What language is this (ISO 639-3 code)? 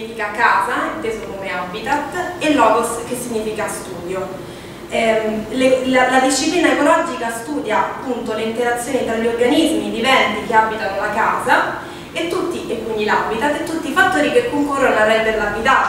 ita